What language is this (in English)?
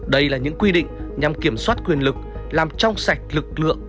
Vietnamese